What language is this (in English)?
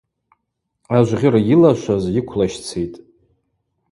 Abaza